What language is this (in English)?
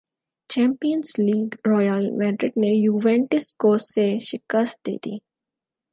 Urdu